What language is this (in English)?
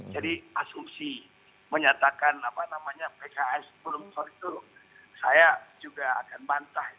Indonesian